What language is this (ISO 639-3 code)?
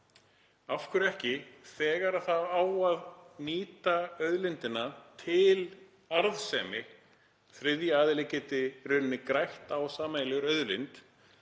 isl